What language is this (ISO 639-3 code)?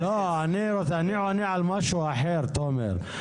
heb